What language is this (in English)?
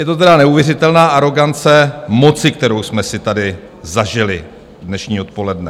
Czech